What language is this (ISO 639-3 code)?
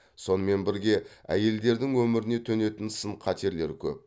kaz